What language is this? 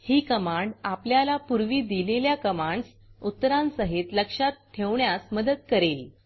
Marathi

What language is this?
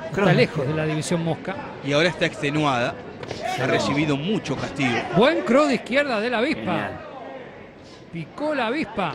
Spanish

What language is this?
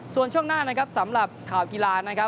Thai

